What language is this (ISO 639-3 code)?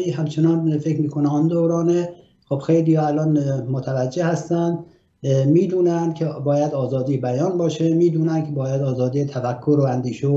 fas